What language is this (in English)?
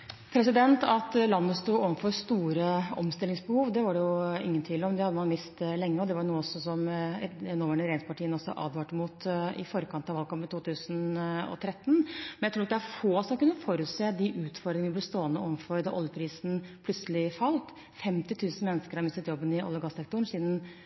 Norwegian Bokmål